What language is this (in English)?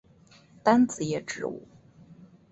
Chinese